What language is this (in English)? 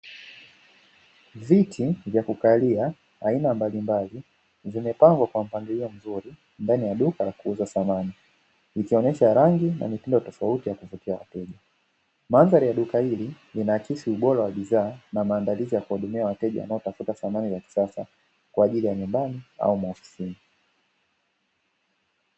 Swahili